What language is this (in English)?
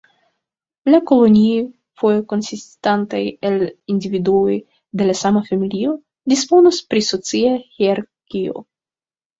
Esperanto